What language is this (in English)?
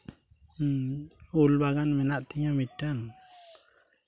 Santali